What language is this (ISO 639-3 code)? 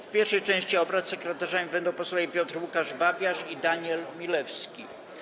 pol